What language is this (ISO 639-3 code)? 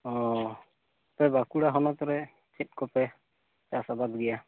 sat